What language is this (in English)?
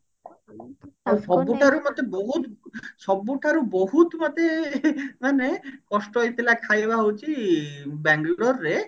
Odia